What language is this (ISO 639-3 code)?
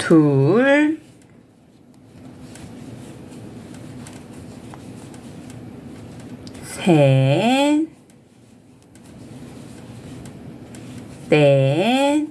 kor